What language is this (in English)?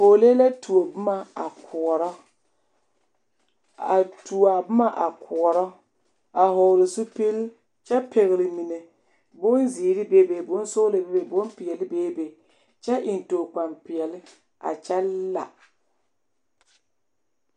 Southern Dagaare